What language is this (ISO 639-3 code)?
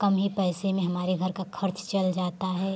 hin